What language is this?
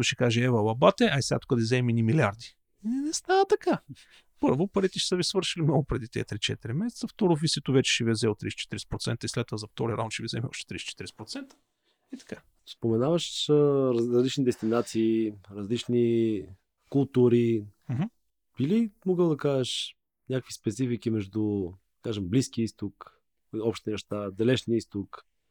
Bulgarian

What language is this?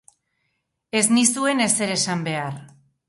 Basque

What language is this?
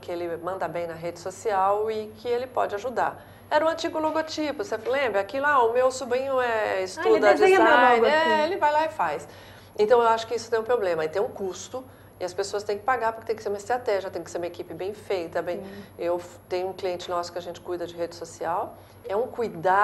Portuguese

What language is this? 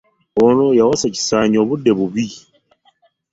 Ganda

